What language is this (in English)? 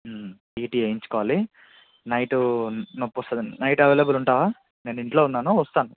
Telugu